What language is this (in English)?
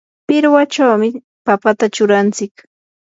Yanahuanca Pasco Quechua